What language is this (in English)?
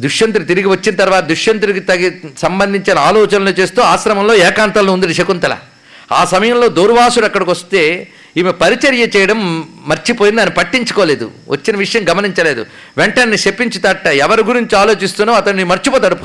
Telugu